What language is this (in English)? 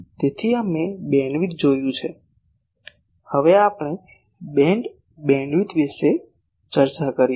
Gujarati